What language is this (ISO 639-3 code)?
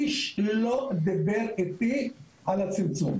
heb